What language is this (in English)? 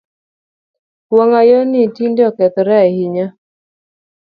Luo (Kenya and Tanzania)